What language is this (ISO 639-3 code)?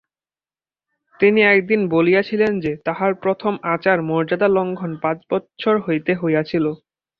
ben